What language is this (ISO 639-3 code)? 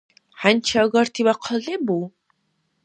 dar